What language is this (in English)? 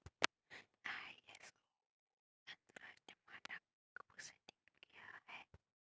Hindi